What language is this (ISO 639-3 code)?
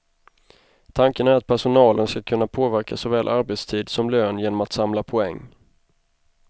swe